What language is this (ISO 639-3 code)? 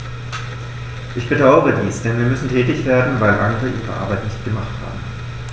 deu